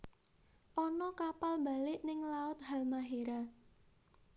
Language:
Javanese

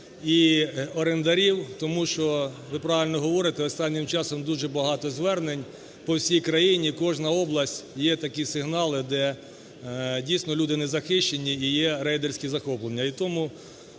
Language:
Ukrainian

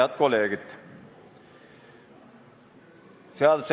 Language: Estonian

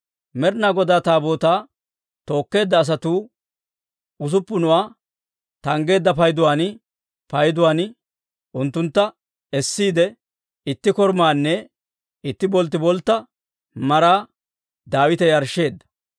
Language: Dawro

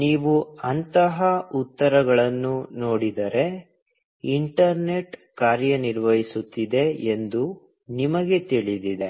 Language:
Kannada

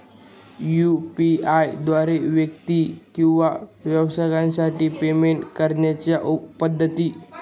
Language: Marathi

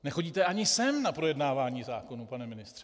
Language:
Czech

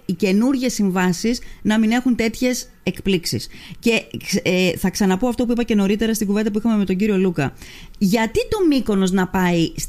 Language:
Greek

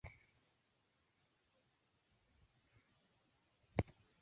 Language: Swahili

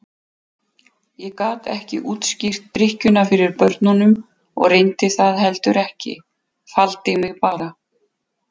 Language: Icelandic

